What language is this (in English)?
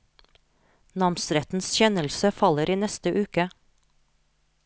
Norwegian